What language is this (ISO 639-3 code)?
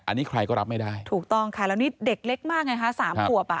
tha